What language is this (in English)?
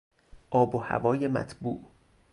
Persian